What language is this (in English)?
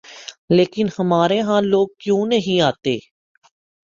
Urdu